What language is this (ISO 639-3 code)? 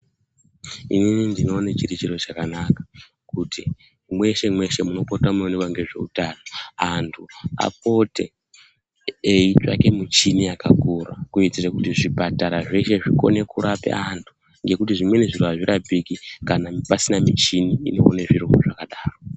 ndc